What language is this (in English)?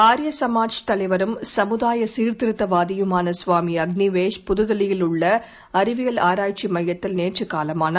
Tamil